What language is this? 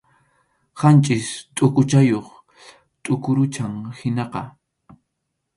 Arequipa-La Unión Quechua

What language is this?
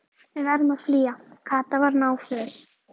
Icelandic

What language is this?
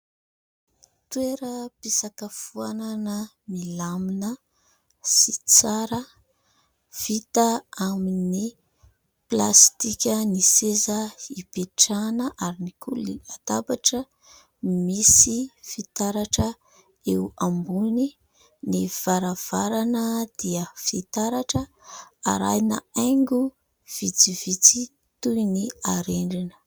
Malagasy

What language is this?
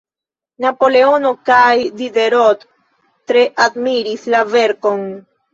Esperanto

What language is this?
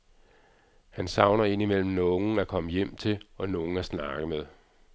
Danish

